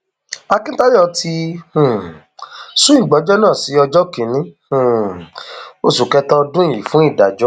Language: Yoruba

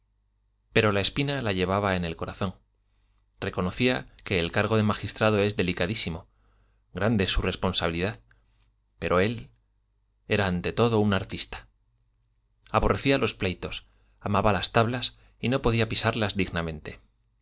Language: Spanish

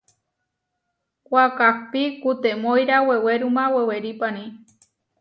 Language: Huarijio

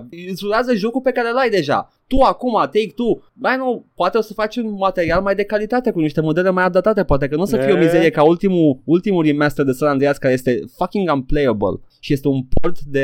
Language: Romanian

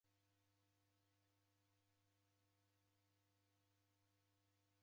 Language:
Taita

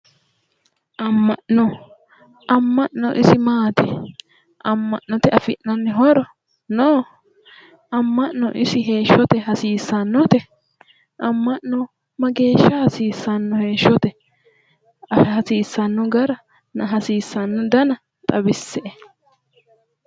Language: Sidamo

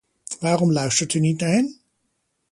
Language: Dutch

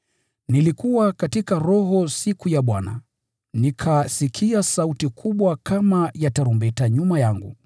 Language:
Swahili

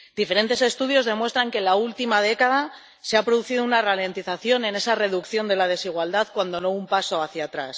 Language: Spanish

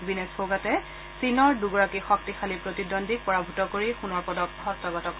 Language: Assamese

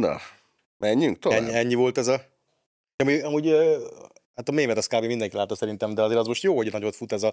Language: Hungarian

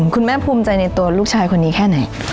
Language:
Thai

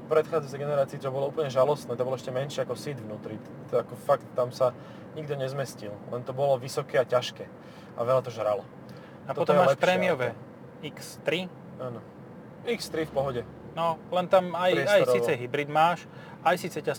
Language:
Slovak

